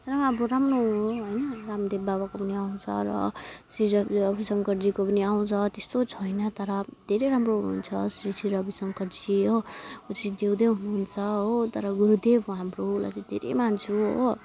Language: Nepali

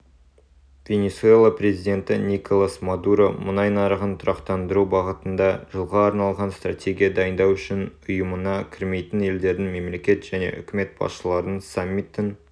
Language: Kazakh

